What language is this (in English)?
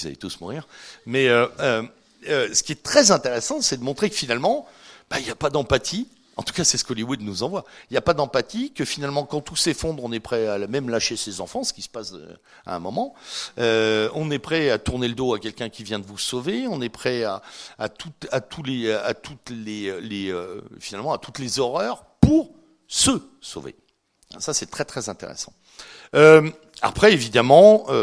French